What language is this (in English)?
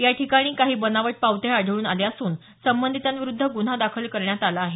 Marathi